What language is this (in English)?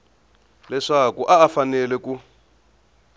Tsonga